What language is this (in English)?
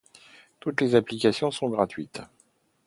French